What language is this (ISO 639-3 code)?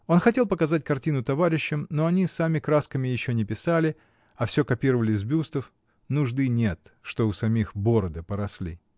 rus